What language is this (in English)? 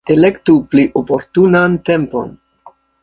Esperanto